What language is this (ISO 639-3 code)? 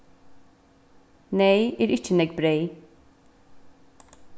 fao